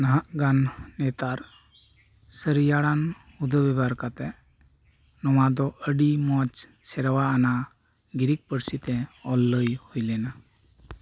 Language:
Santali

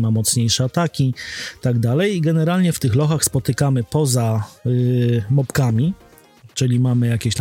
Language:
Polish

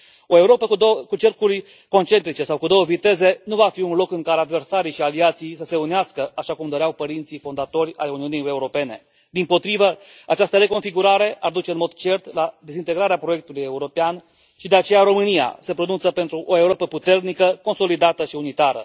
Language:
Romanian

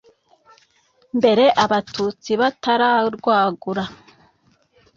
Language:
Kinyarwanda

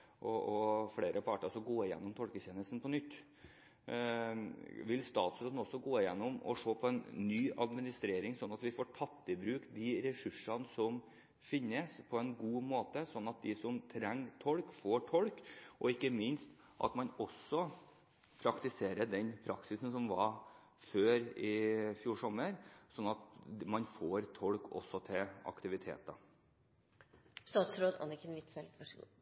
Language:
Norwegian Bokmål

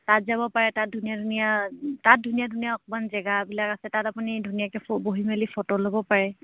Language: Assamese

